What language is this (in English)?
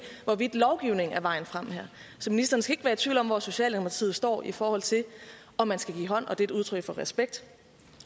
Danish